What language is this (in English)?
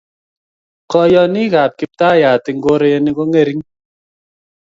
Kalenjin